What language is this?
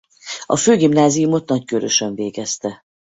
Hungarian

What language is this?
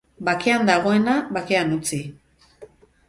Basque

